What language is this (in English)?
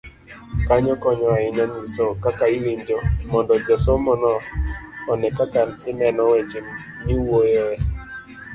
Luo (Kenya and Tanzania)